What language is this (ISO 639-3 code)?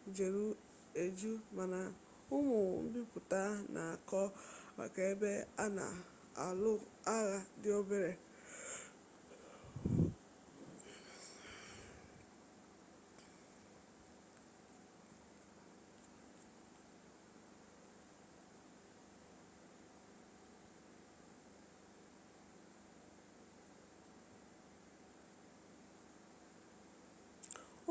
ibo